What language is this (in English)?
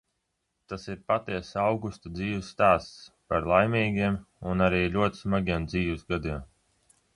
Latvian